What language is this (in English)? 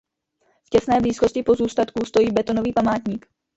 Czech